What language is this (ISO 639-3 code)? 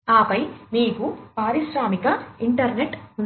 tel